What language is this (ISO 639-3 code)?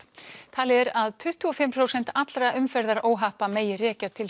isl